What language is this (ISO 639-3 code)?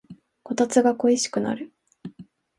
jpn